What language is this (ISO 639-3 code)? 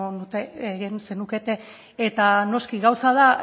eus